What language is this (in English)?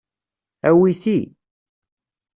Kabyle